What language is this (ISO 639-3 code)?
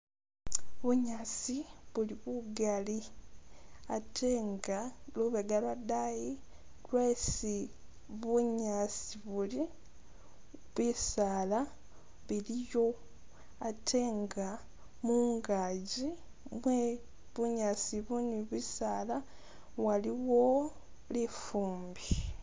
myx